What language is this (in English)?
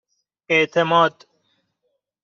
Persian